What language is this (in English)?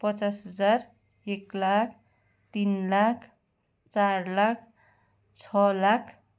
Nepali